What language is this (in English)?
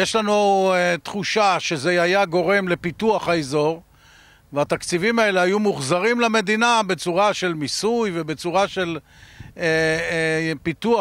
Hebrew